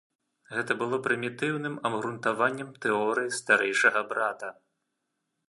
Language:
Belarusian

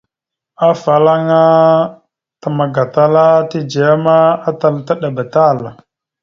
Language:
Mada (Cameroon)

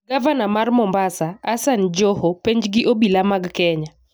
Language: Luo (Kenya and Tanzania)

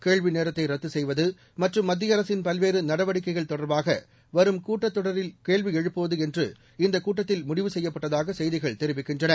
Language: Tamil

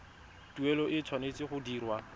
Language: Tswana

